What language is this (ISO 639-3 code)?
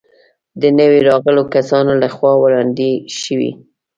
pus